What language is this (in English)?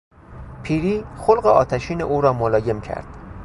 Persian